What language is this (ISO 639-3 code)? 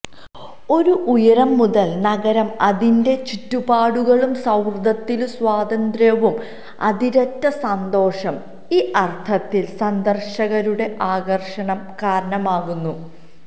mal